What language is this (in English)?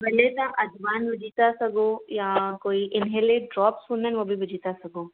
Sindhi